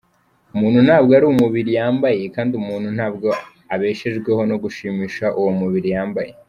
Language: Kinyarwanda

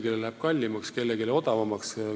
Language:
Estonian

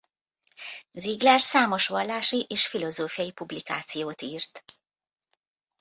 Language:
Hungarian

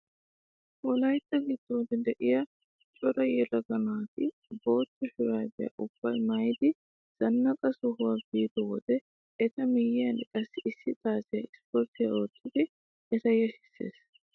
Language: Wolaytta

